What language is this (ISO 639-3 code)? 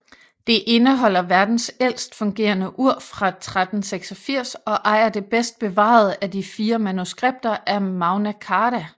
dan